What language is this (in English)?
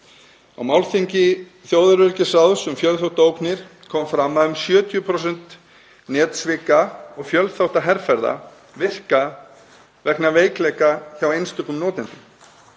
Icelandic